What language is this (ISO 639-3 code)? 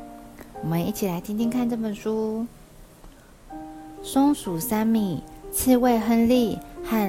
zho